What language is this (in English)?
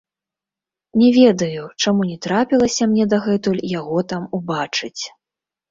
Belarusian